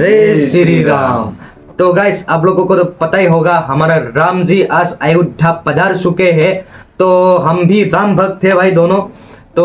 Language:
Hindi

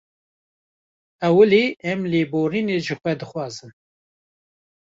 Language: Kurdish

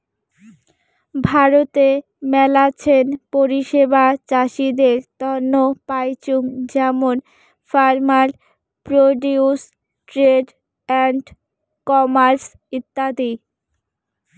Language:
Bangla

